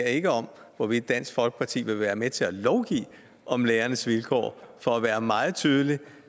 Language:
Danish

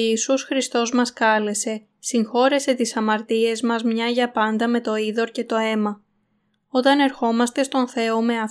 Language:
Greek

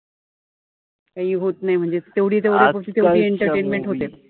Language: Marathi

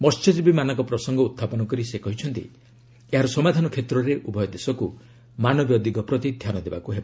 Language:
Odia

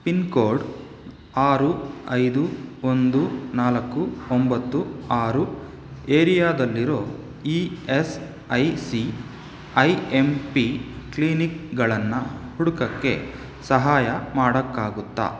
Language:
Kannada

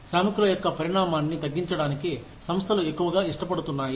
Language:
Telugu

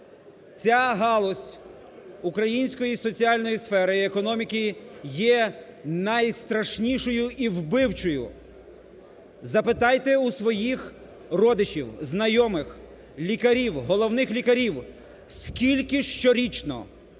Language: Ukrainian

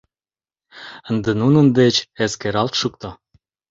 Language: Mari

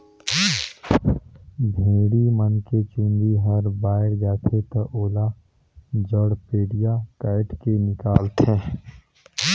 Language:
Chhattisgarhi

